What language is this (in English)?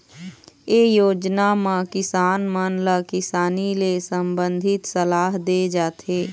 Chhattisgarhi